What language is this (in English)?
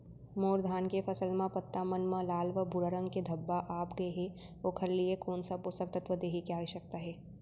Chhattisgarhi